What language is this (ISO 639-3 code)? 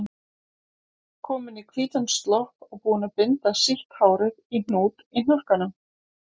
isl